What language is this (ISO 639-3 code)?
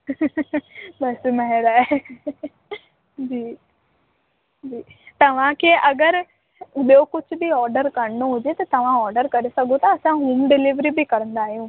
snd